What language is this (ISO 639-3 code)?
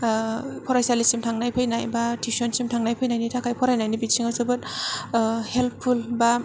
brx